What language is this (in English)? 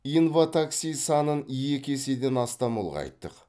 Kazakh